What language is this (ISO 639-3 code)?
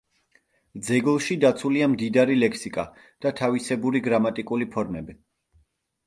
kat